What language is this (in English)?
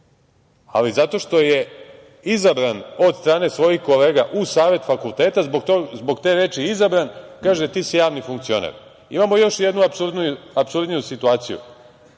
Serbian